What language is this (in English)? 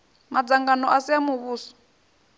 Venda